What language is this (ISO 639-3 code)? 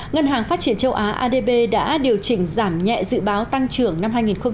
vie